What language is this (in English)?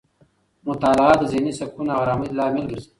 Pashto